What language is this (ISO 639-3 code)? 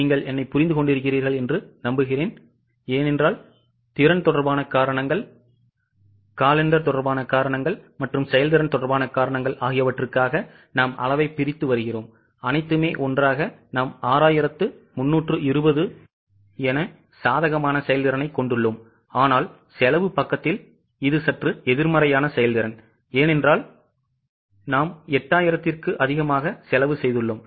tam